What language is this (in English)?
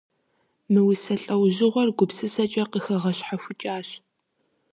Kabardian